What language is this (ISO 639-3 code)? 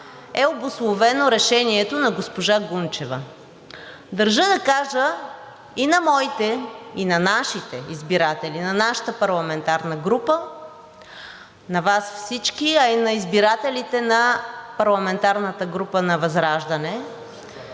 bul